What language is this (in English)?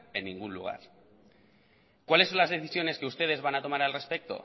Spanish